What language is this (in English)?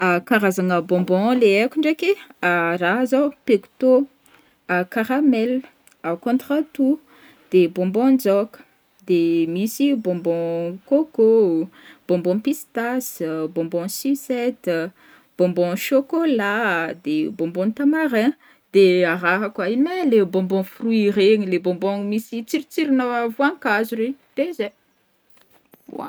Northern Betsimisaraka Malagasy